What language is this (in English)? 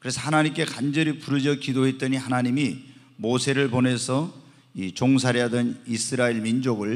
Korean